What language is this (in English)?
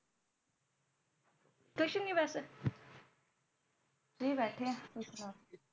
Punjabi